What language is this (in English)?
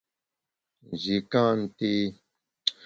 Bamun